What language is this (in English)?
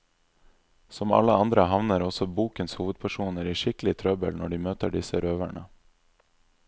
Norwegian